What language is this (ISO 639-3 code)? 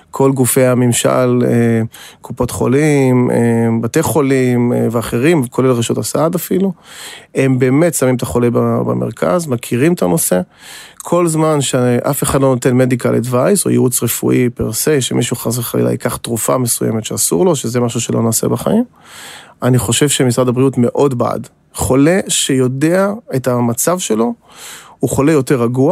heb